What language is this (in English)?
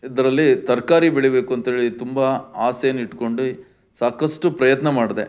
Kannada